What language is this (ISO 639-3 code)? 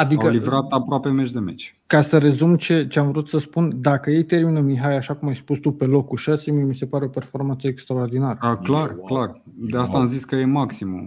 ron